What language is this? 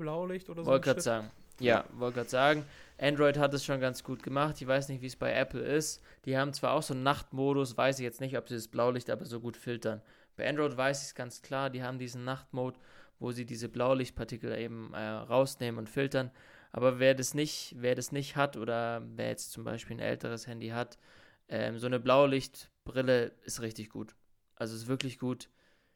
German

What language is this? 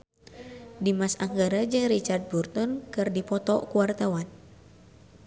Sundanese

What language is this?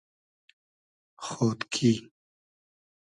Hazaragi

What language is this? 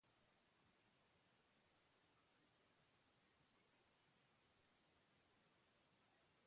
Basque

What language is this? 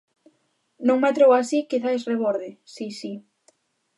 Galician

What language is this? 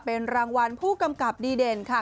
Thai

